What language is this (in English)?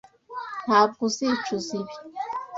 Kinyarwanda